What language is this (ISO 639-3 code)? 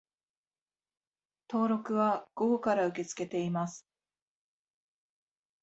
jpn